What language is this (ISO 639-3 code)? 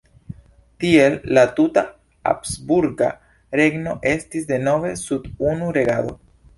epo